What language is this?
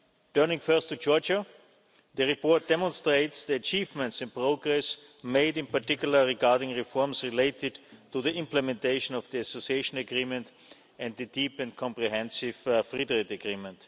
English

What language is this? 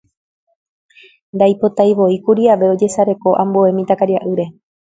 Guarani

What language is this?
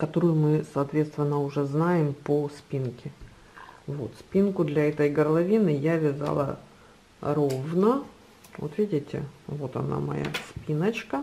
Russian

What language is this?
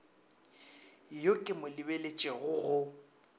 Northern Sotho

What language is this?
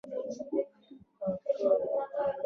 Pashto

